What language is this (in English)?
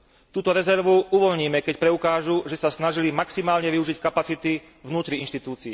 Slovak